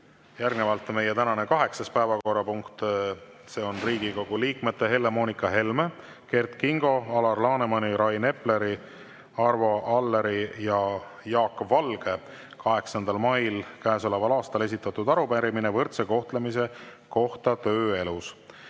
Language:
Estonian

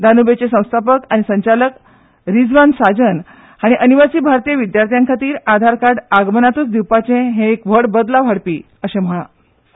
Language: Konkani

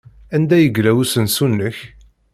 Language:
Kabyle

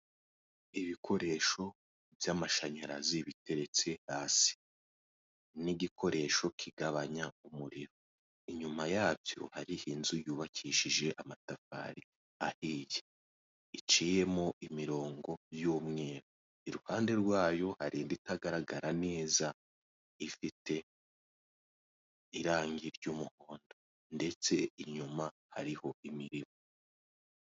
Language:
Kinyarwanda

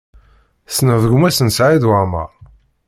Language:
Kabyle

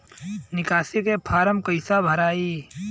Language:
Bhojpuri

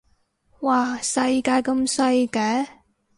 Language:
Cantonese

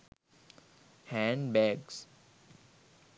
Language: Sinhala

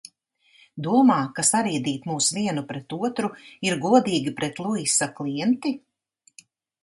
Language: Latvian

